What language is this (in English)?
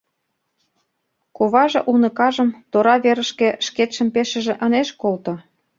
Mari